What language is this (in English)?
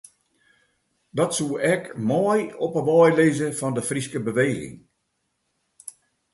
Western Frisian